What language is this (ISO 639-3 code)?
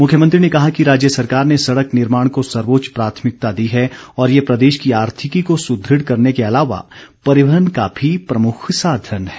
hin